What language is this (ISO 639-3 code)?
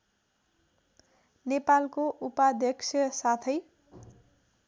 nep